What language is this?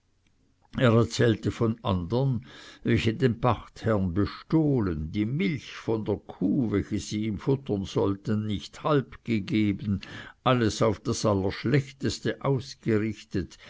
German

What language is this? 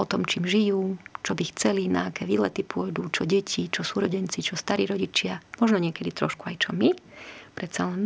Slovak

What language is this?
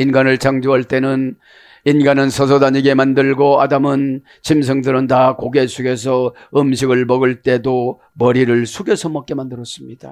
Korean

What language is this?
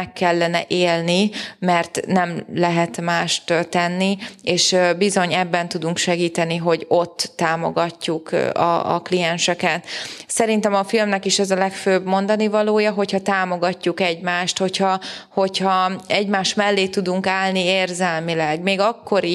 Hungarian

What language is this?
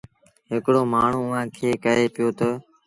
Sindhi Bhil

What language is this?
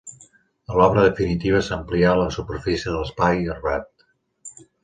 Catalan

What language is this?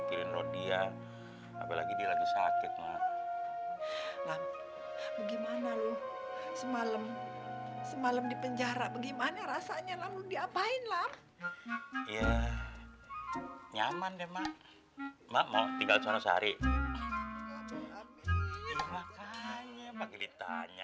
Indonesian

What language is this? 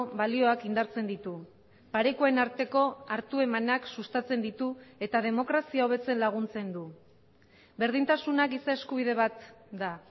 Basque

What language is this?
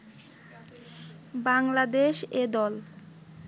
Bangla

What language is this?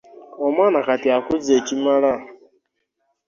Ganda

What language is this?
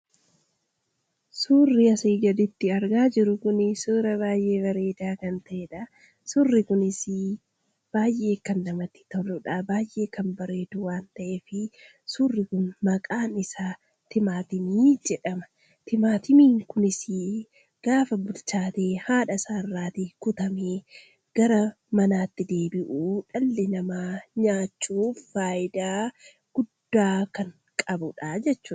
Oromo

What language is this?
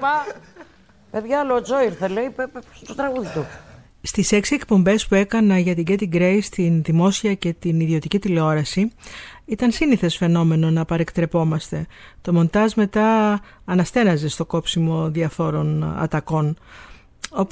Greek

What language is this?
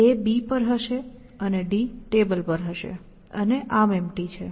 Gujarati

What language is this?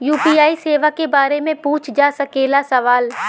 Bhojpuri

